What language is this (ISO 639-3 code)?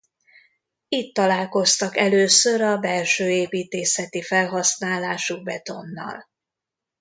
hun